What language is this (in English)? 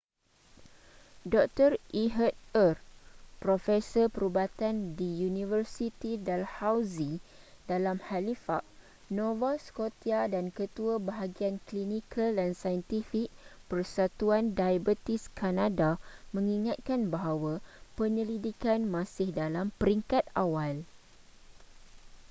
Malay